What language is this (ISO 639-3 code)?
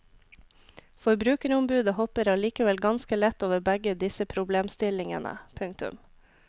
nor